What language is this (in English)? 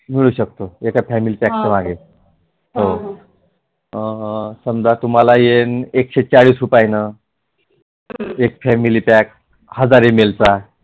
Marathi